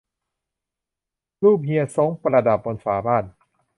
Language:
Thai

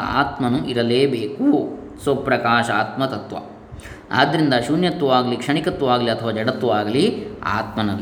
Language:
Kannada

